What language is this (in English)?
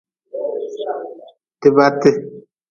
Nawdm